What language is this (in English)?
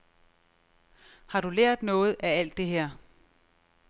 Danish